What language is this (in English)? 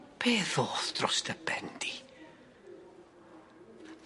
Welsh